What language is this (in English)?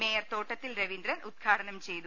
Malayalam